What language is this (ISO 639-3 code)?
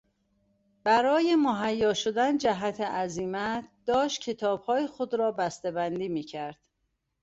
fas